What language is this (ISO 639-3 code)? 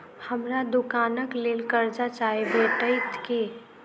mai